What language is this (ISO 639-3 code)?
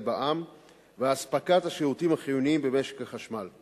heb